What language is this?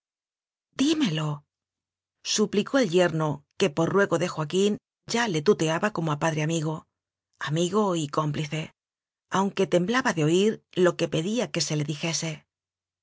Spanish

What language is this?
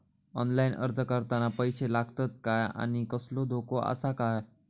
Marathi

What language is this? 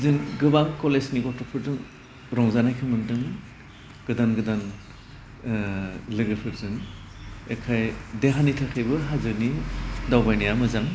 Bodo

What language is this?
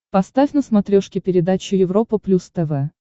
Russian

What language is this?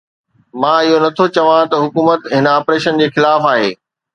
Sindhi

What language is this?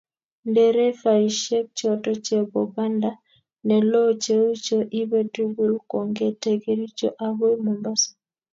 Kalenjin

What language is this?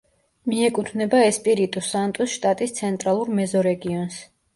Georgian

